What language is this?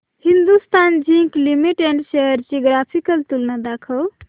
Marathi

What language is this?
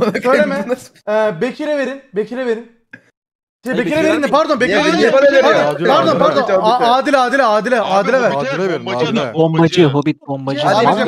Turkish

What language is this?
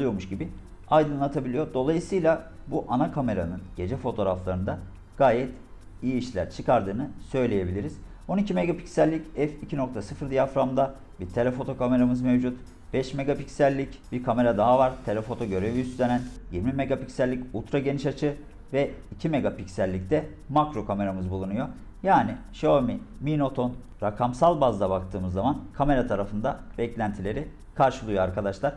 Turkish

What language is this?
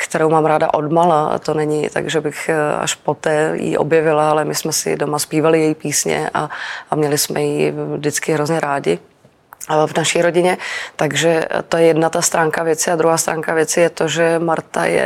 Czech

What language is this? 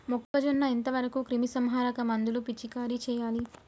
Telugu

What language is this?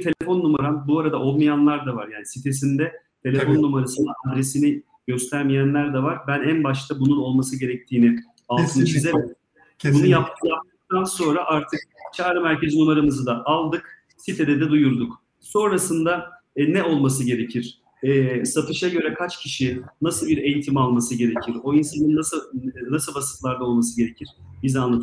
Turkish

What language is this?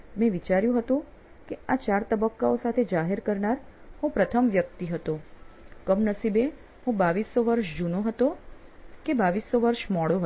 Gujarati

